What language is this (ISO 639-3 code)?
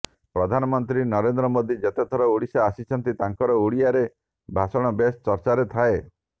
ori